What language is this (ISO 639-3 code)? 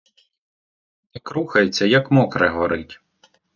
ukr